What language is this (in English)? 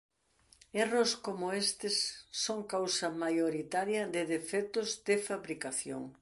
Galician